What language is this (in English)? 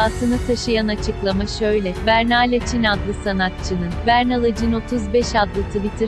Turkish